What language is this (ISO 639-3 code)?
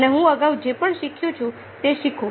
guj